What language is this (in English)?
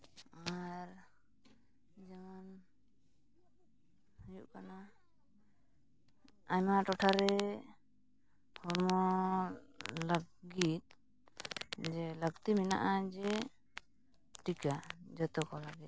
Santali